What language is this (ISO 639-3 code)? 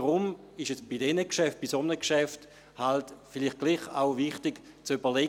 gsw